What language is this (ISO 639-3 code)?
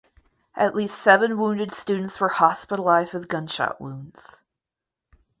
eng